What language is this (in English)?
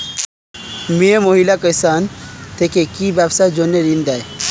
Bangla